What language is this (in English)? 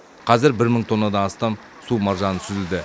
Kazakh